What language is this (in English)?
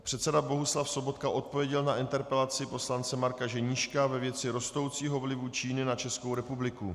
Czech